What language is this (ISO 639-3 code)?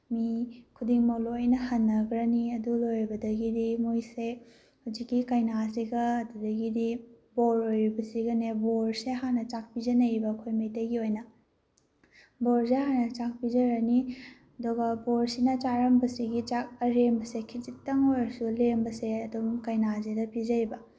mni